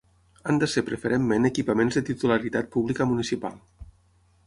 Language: Catalan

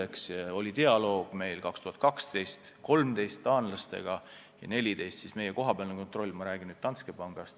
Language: Estonian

